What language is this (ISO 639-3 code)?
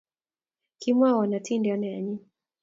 kln